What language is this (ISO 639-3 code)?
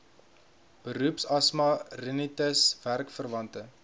afr